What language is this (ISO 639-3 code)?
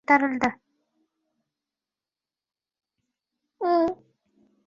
uzb